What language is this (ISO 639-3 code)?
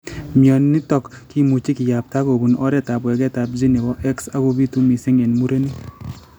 kln